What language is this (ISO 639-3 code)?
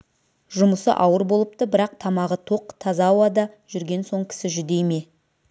kaz